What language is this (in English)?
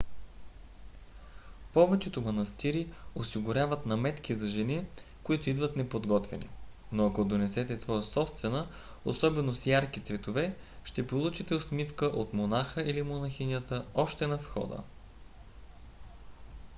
Bulgarian